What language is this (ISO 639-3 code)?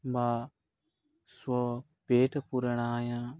san